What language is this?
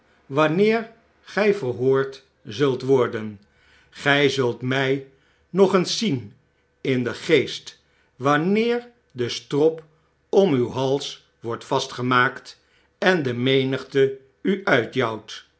Dutch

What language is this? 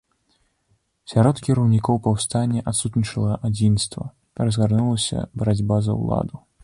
Belarusian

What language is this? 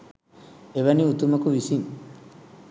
Sinhala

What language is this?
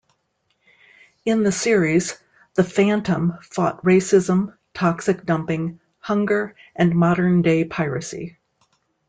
English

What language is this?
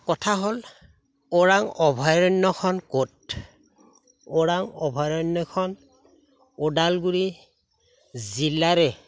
Assamese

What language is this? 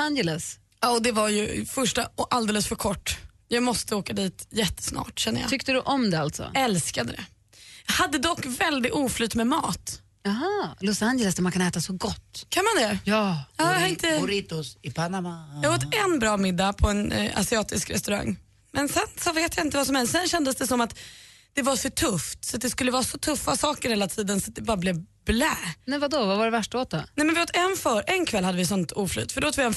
Swedish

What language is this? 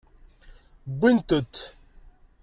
Kabyle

